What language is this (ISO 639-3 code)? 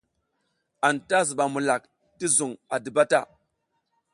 giz